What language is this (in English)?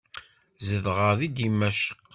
Kabyle